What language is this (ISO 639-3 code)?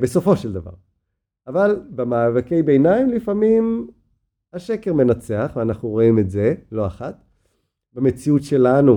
heb